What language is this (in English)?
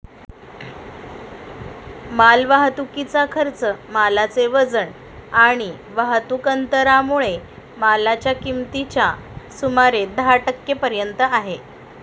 Marathi